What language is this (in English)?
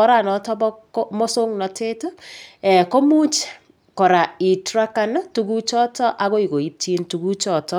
Kalenjin